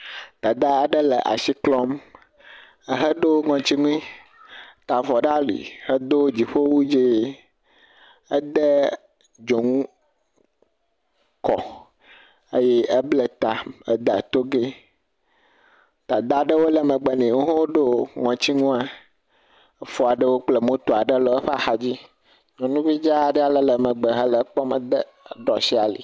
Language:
Ewe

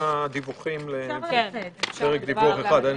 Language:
Hebrew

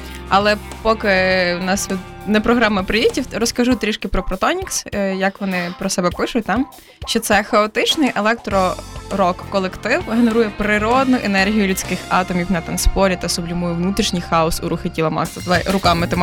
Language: Ukrainian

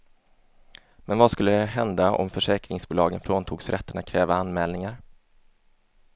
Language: Swedish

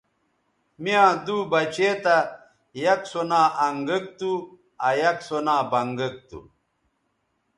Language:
Bateri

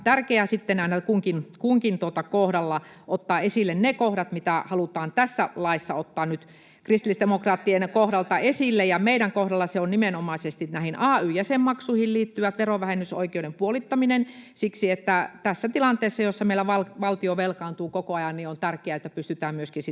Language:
Finnish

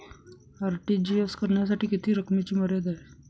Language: Marathi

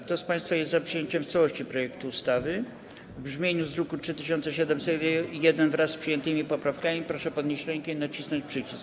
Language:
Polish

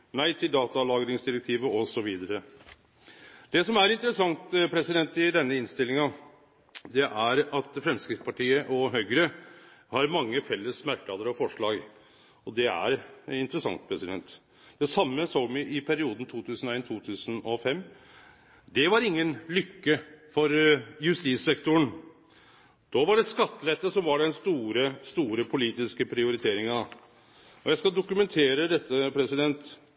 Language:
Norwegian Nynorsk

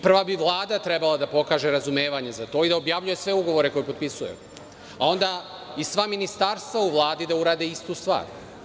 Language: Serbian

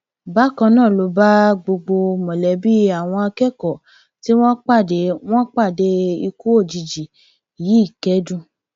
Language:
Yoruba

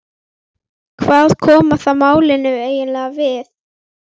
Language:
Icelandic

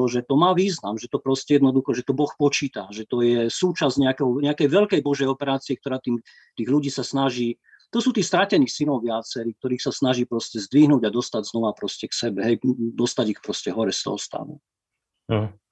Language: Slovak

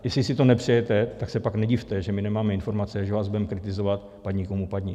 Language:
Czech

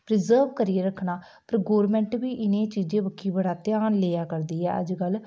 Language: Dogri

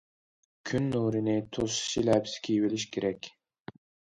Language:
Uyghur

